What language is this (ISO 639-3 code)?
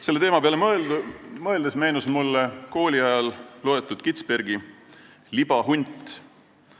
est